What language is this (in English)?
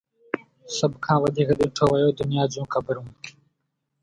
Sindhi